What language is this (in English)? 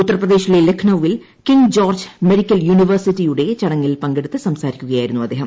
Malayalam